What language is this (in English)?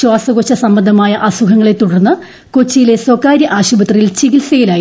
Malayalam